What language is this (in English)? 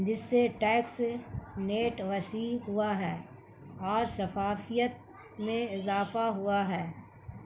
Urdu